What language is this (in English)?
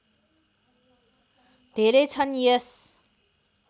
Nepali